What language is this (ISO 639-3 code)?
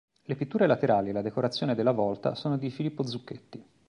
ita